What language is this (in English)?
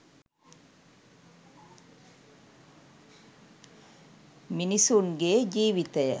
Sinhala